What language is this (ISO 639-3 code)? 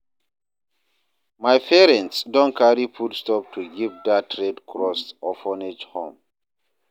pcm